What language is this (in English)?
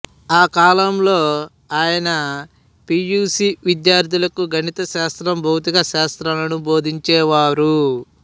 Telugu